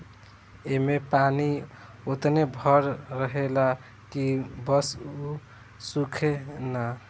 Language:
Bhojpuri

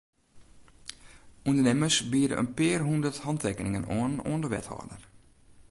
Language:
Western Frisian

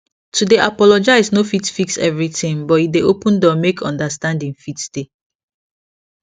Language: Nigerian Pidgin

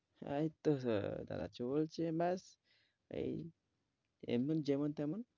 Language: Bangla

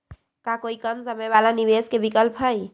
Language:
Magahi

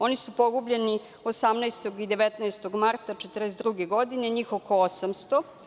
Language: Serbian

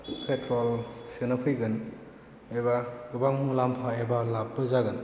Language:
Bodo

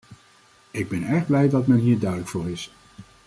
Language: Dutch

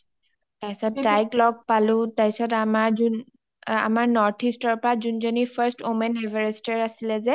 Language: Assamese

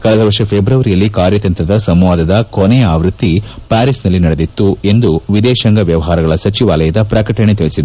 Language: Kannada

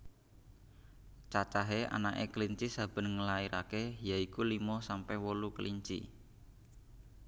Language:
Javanese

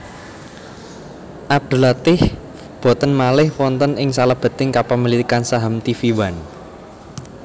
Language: Javanese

